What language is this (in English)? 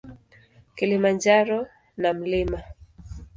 Swahili